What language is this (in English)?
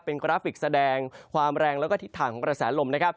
Thai